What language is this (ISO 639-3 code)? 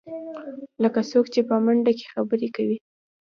pus